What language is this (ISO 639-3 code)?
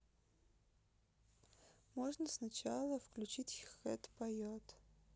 rus